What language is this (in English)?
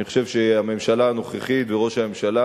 Hebrew